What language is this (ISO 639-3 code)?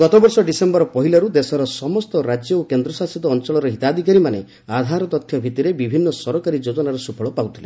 ori